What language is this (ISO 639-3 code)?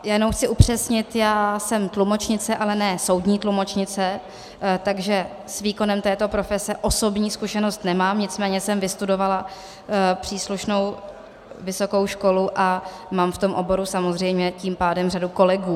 ces